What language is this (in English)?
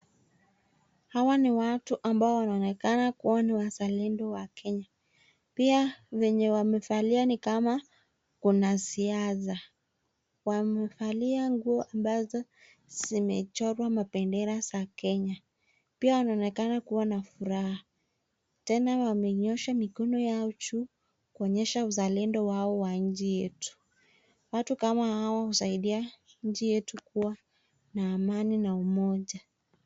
Swahili